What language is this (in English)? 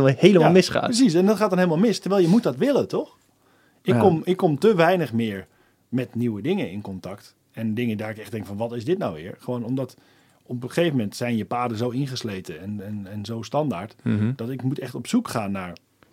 Dutch